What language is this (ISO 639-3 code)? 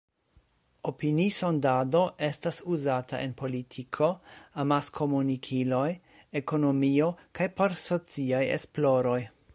epo